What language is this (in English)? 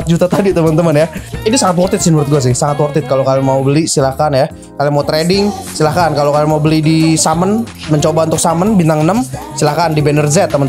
Indonesian